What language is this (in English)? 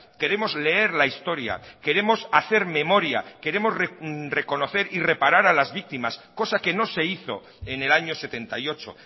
Spanish